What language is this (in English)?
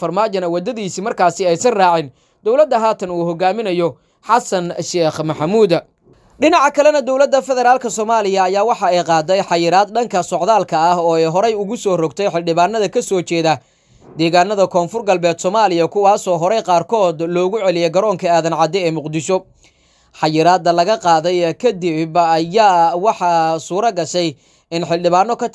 Arabic